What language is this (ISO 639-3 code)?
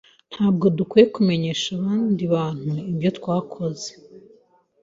kin